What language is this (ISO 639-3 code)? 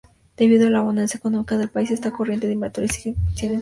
spa